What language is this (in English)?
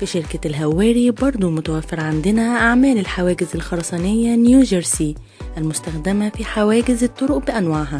Arabic